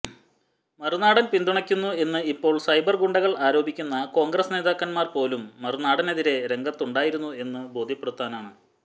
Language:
Malayalam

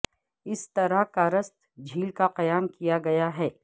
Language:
Urdu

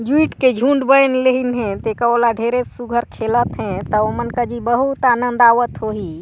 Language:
Chhattisgarhi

